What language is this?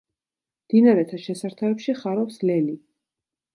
Georgian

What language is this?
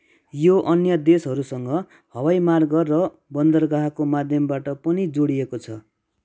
Nepali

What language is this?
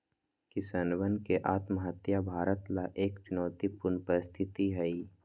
Magahi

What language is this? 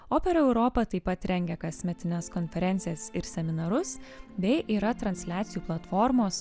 Lithuanian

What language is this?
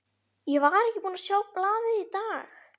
Icelandic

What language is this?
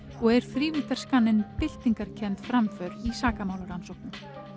Icelandic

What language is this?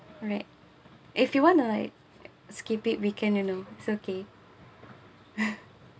English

